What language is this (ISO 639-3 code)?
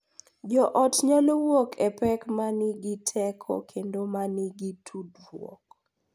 luo